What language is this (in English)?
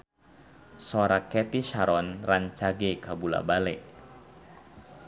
Sundanese